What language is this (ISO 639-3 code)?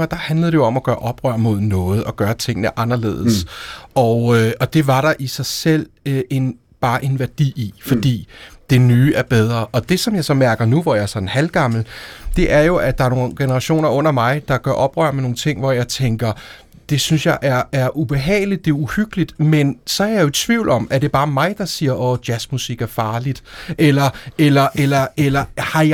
dan